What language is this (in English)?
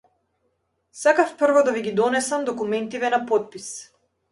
Macedonian